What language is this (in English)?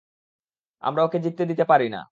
Bangla